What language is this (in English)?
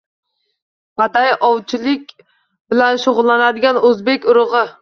Uzbek